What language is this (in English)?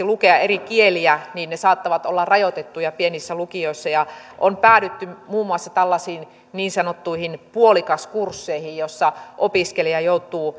Finnish